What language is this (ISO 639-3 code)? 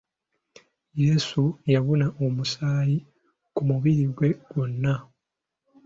lug